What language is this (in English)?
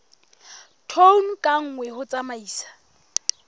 Southern Sotho